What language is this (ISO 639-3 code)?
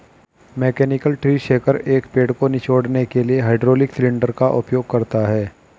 hin